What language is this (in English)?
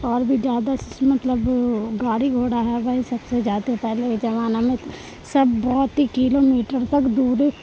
Urdu